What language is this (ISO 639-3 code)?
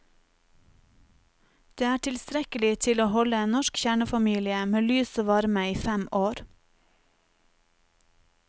nor